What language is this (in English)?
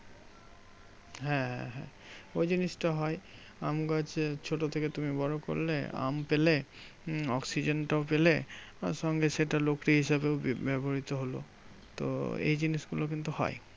Bangla